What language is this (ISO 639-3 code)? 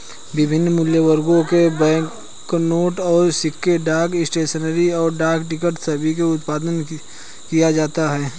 hin